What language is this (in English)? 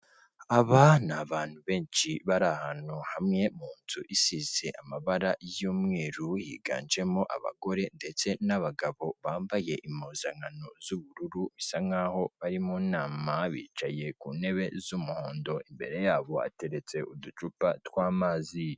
Kinyarwanda